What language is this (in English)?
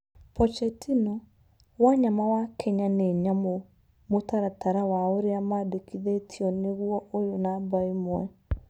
Kikuyu